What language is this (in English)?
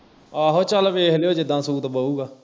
Punjabi